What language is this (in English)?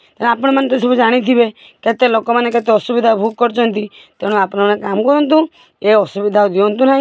Odia